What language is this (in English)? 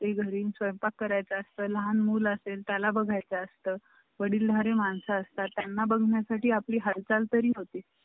Marathi